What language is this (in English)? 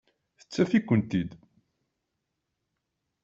Kabyle